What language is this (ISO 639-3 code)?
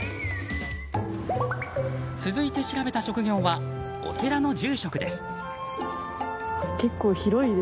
jpn